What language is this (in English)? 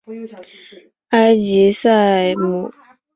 Chinese